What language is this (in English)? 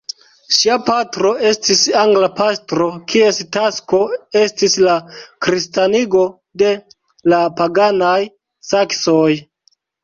Esperanto